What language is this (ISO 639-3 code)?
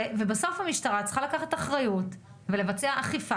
heb